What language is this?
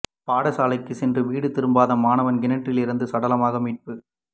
Tamil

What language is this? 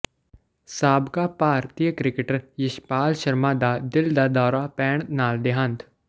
Punjabi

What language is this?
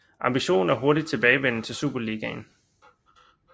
Danish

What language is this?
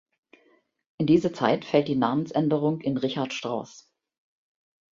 German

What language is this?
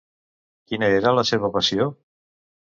Catalan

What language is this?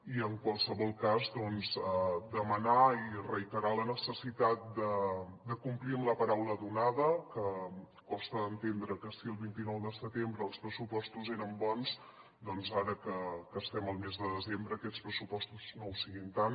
Catalan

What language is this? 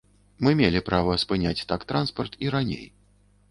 Belarusian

